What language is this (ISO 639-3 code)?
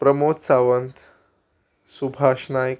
kok